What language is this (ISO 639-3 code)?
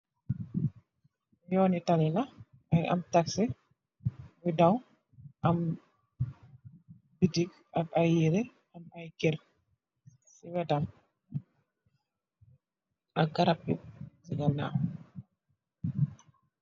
wol